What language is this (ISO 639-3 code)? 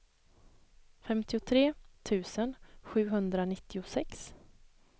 swe